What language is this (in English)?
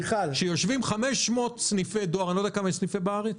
Hebrew